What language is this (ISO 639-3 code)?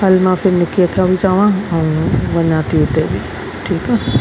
snd